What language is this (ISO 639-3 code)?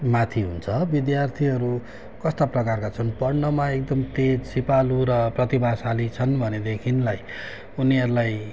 nep